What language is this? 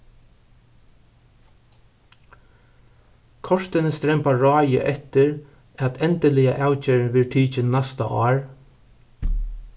Faroese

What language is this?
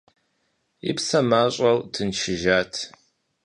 Kabardian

